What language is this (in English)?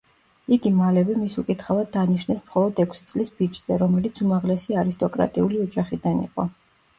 Georgian